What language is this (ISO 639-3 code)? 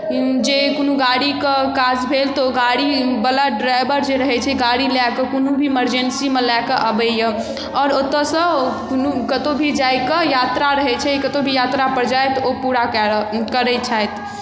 mai